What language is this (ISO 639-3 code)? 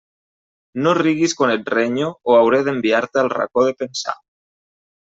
cat